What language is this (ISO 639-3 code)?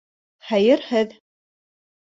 bak